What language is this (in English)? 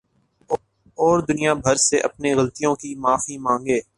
Urdu